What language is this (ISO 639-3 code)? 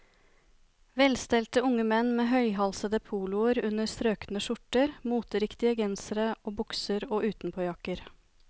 nor